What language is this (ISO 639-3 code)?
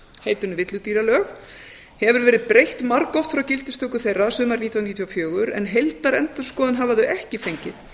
isl